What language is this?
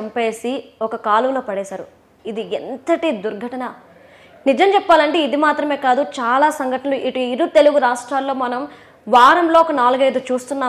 Telugu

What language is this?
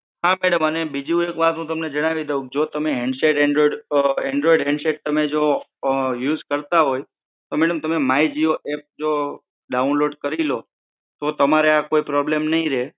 Gujarati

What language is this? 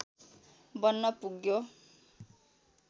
Nepali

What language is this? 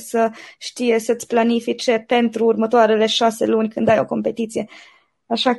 Romanian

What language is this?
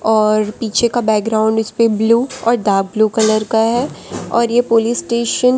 Hindi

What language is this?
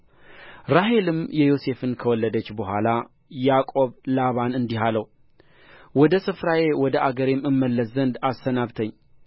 Amharic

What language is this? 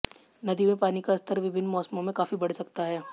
Hindi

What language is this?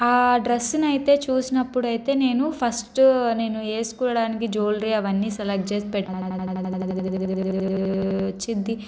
Telugu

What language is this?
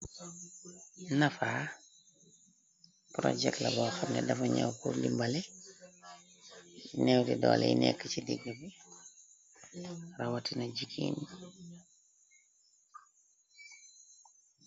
Wolof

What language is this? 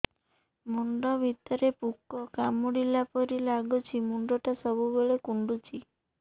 Odia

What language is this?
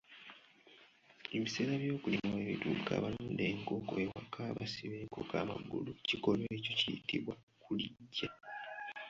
Ganda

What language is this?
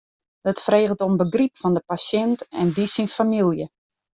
Western Frisian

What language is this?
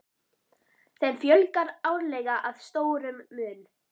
Icelandic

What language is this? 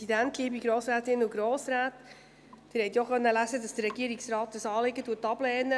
Swiss German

